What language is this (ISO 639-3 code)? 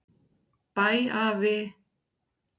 isl